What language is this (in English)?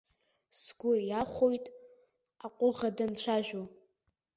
Abkhazian